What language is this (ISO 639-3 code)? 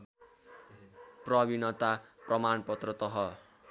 nep